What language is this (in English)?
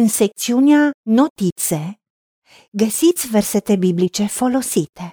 Romanian